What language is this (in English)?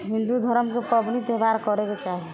Maithili